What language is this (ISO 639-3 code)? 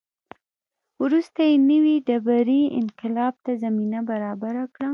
pus